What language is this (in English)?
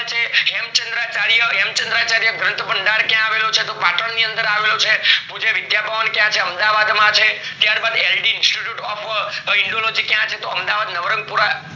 Gujarati